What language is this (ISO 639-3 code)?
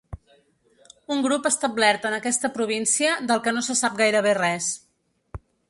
cat